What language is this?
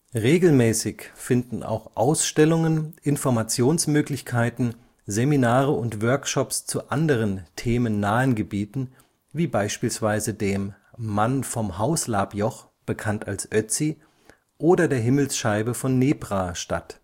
German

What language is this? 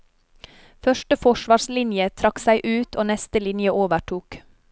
Norwegian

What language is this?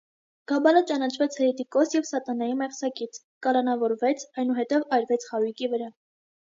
Armenian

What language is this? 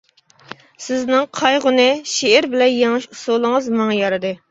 Uyghur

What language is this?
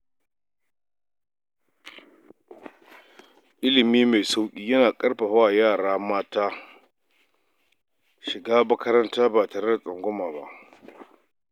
Hausa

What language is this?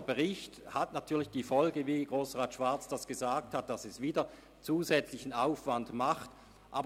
Swiss German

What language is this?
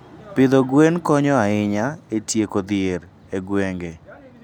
Luo (Kenya and Tanzania)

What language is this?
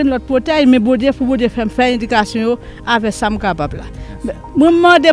French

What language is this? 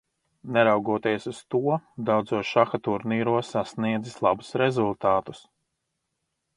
Latvian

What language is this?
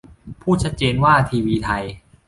Thai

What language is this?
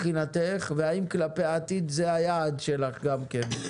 Hebrew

